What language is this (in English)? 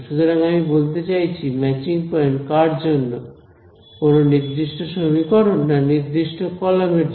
Bangla